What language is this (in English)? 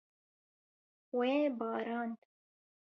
Kurdish